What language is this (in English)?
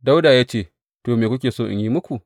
Hausa